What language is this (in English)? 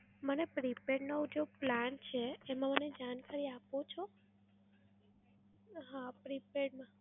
Gujarati